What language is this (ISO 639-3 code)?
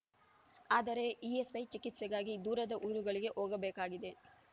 kan